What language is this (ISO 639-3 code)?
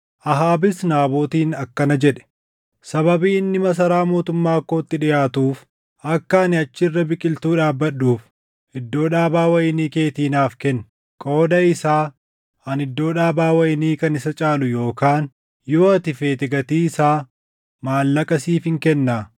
orm